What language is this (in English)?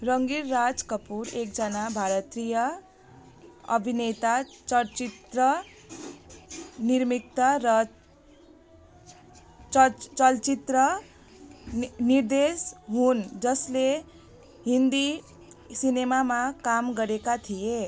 Nepali